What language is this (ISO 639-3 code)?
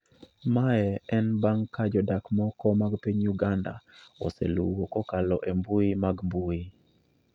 luo